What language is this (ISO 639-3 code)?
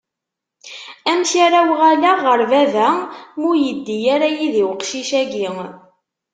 kab